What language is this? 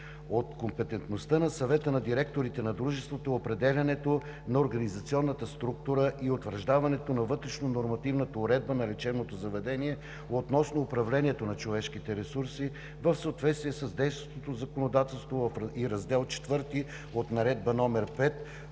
Bulgarian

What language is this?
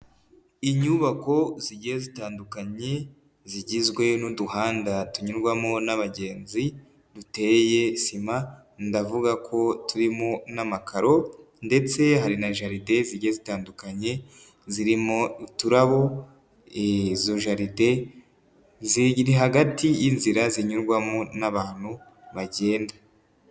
Kinyarwanda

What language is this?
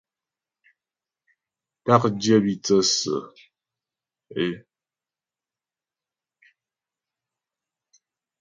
Ghomala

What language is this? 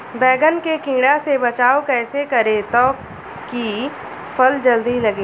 Bhojpuri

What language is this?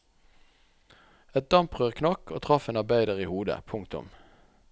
Norwegian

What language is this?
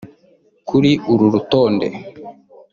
Kinyarwanda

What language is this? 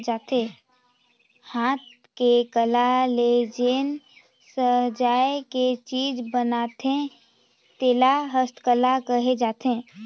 Chhattisgarhi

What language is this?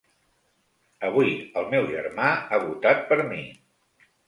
Catalan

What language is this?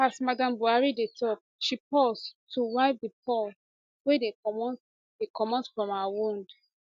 Nigerian Pidgin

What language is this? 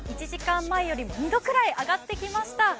Japanese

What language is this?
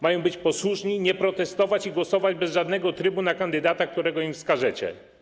Polish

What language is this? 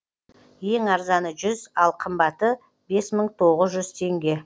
Kazakh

